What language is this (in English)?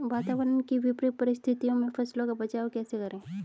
Hindi